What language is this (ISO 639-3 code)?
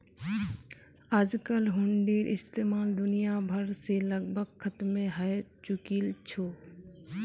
mag